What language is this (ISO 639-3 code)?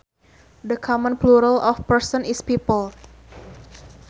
sun